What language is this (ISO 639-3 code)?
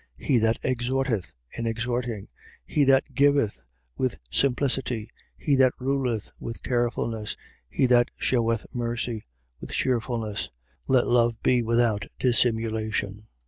eng